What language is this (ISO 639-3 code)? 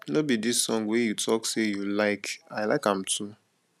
pcm